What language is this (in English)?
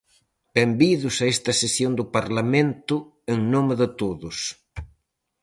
Galician